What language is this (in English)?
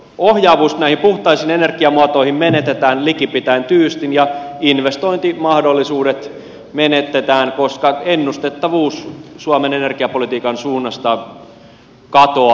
Finnish